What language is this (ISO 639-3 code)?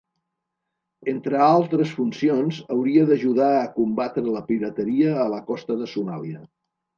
cat